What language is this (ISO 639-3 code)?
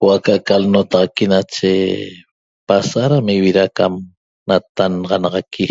tob